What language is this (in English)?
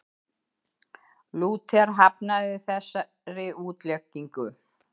Icelandic